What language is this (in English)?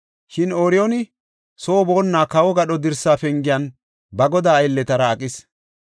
Gofa